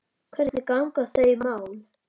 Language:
Icelandic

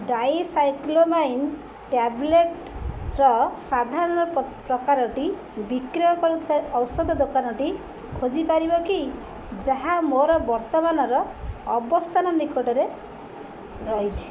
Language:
Odia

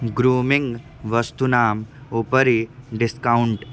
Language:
Sanskrit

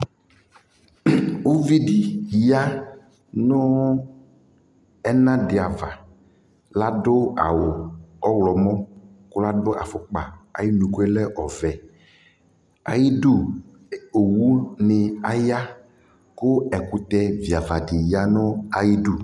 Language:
Ikposo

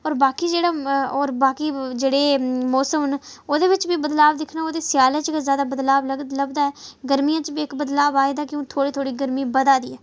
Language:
Dogri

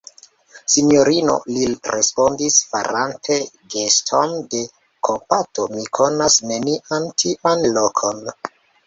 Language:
Esperanto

